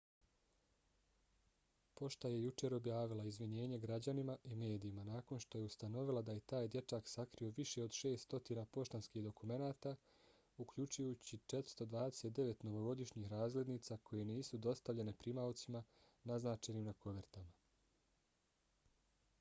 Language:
Bosnian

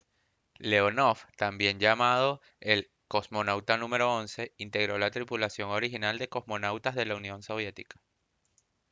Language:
Spanish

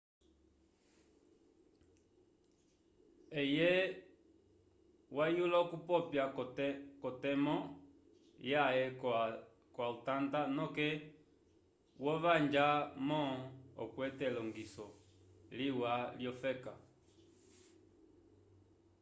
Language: Umbundu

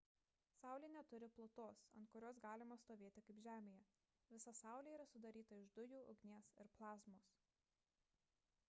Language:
Lithuanian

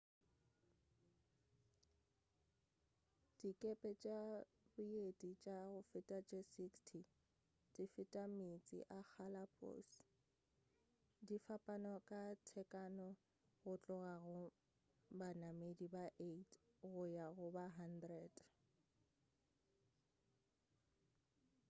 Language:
Northern Sotho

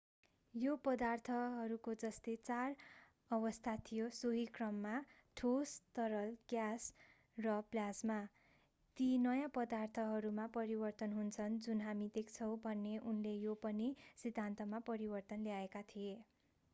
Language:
Nepali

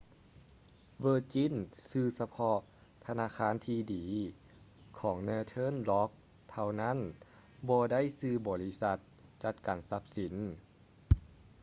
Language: Lao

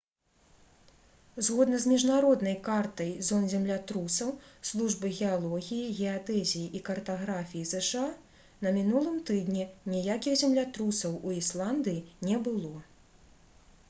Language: Belarusian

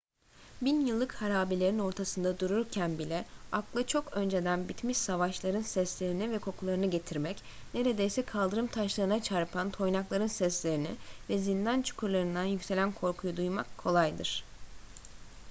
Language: Turkish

